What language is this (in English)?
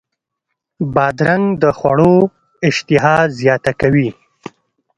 Pashto